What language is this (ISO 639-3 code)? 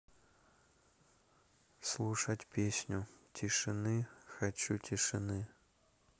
rus